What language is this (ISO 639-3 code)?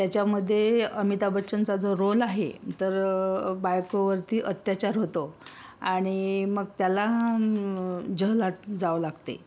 mar